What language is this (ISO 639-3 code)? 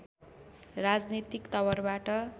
nep